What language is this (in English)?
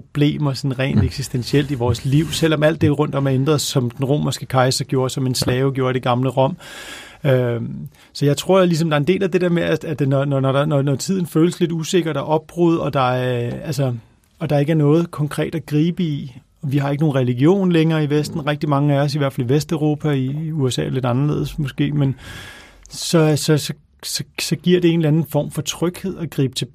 Danish